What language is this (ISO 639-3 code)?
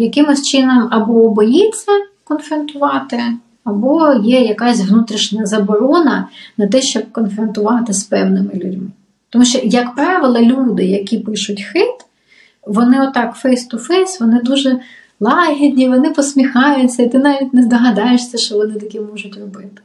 ukr